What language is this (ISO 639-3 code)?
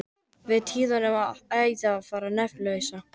isl